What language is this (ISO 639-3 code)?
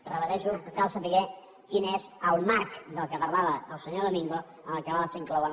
cat